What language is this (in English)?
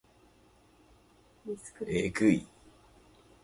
Japanese